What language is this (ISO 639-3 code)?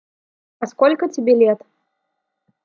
rus